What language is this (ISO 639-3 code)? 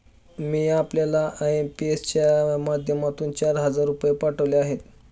mar